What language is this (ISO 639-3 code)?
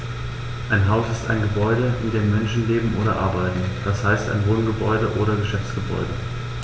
deu